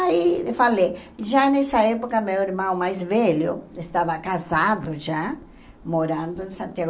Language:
Portuguese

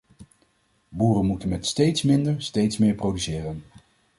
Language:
Dutch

